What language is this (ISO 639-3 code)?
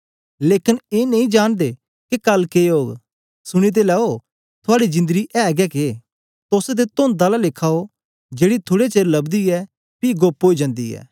doi